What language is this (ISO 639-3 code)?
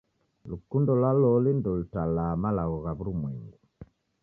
dav